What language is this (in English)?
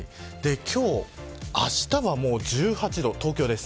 Japanese